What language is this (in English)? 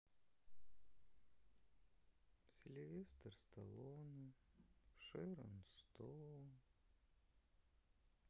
Russian